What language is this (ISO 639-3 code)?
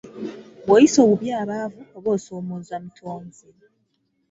lug